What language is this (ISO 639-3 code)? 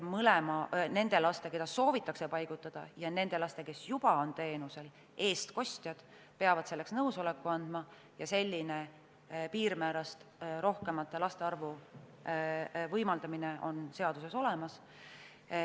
est